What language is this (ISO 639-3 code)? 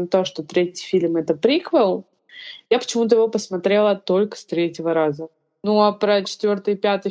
rus